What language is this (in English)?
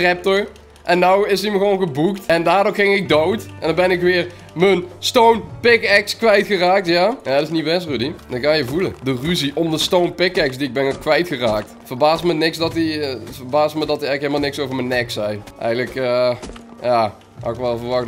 Dutch